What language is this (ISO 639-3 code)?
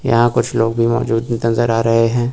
hin